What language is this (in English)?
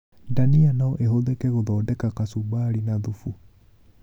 Kikuyu